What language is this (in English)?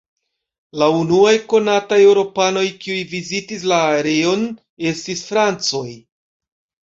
Esperanto